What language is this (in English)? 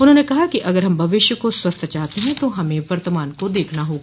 Hindi